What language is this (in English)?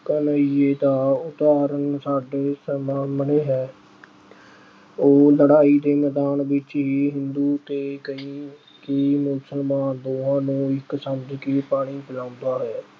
Punjabi